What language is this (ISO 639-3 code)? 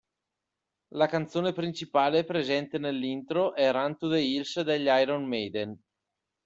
ita